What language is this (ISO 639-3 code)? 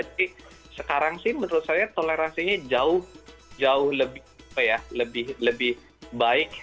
ind